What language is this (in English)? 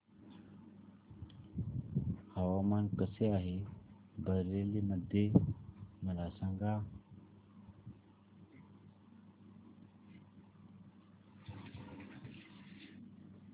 Marathi